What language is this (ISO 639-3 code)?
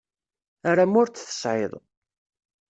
kab